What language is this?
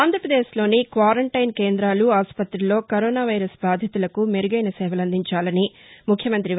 Telugu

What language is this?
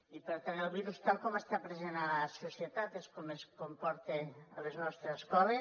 Catalan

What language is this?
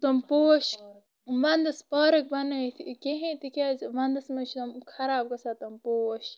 Kashmiri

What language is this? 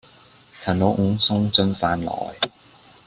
Cantonese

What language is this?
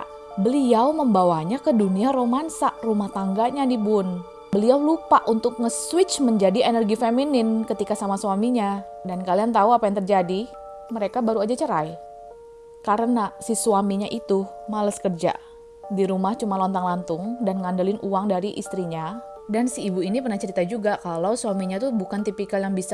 Indonesian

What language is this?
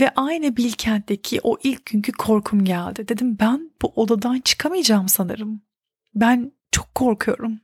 Turkish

